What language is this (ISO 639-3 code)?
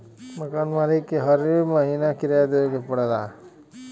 bho